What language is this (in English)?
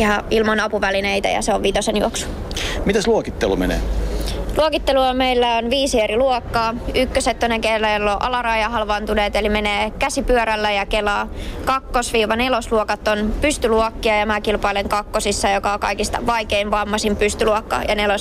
Finnish